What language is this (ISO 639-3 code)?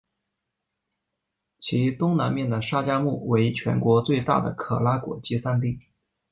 zho